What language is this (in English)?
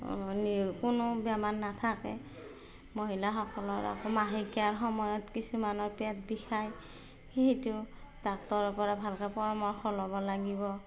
Assamese